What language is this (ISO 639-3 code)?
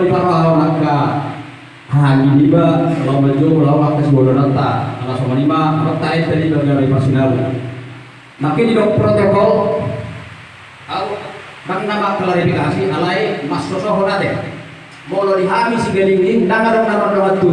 ind